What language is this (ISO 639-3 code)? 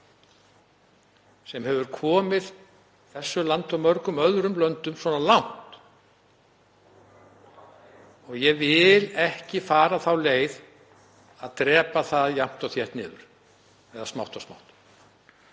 isl